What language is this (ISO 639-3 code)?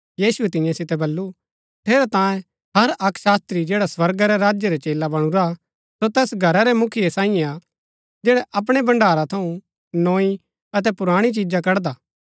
gbk